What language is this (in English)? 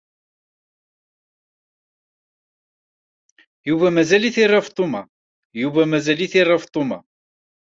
Kabyle